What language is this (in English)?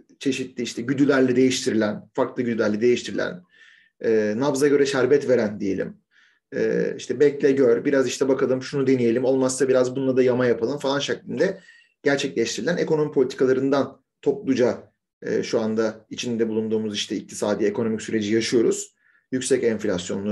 Turkish